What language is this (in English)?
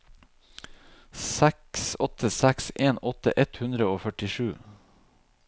Norwegian